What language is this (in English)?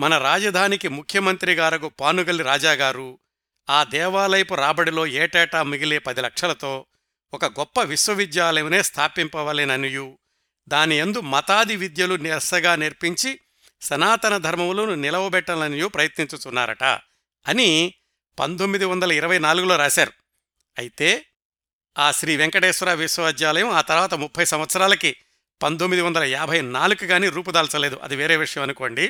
Telugu